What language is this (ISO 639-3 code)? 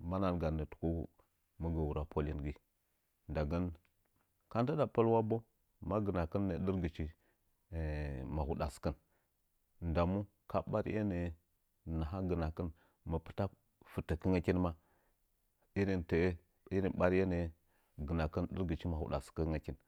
nja